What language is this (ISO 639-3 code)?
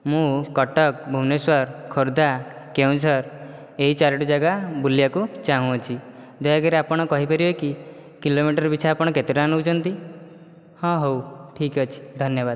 ori